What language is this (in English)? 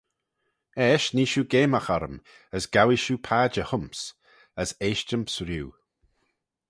Manx